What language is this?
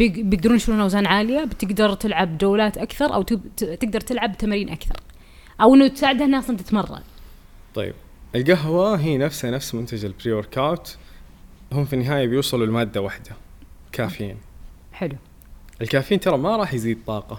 Arabic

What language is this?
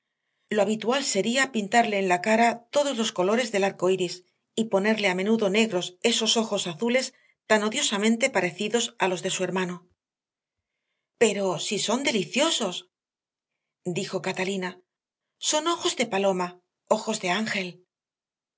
Spanish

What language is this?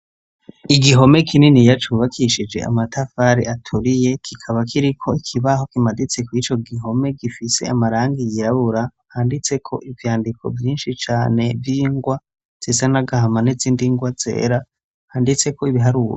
Rundi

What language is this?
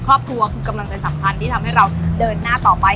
Thai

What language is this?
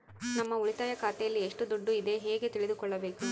Kannada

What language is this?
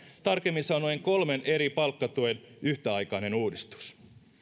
Finnish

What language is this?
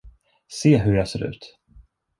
Swedish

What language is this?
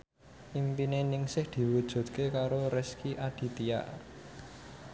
Javanese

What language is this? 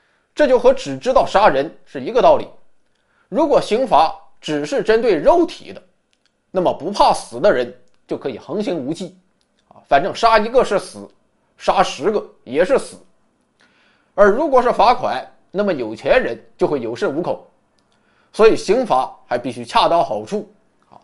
Chinese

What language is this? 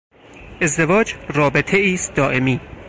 Persian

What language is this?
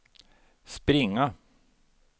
Swedish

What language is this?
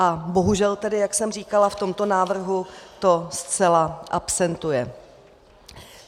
Czech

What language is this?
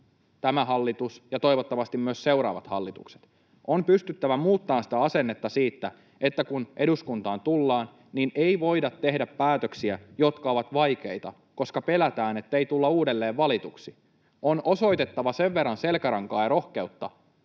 Finnish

